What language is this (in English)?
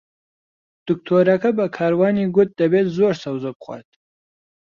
Central Kurdish